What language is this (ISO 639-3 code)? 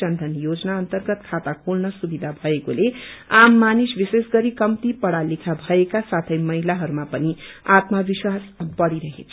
nep